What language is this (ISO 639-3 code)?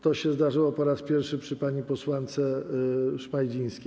pol